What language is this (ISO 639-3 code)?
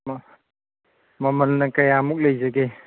mni